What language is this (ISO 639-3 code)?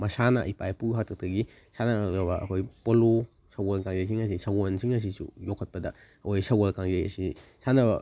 mni